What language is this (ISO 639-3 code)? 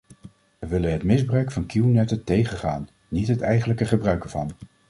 nld